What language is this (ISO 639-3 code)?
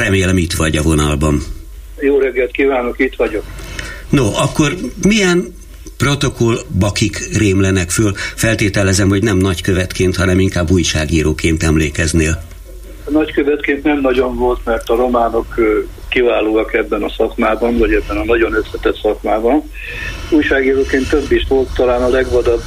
hun